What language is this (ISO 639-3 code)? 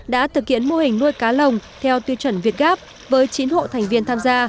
vie